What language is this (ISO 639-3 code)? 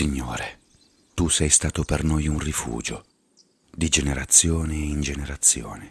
ita